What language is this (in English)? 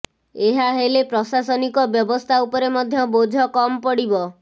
Odia